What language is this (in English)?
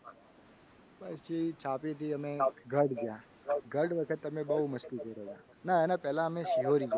Gujarati